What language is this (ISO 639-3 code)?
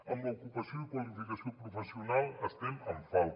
cat